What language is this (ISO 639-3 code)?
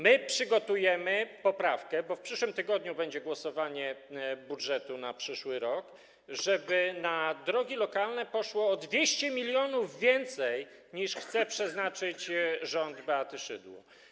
pol